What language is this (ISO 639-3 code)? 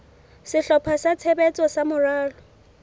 sot